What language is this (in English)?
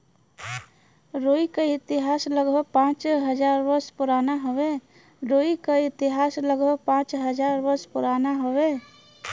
Bhojpuri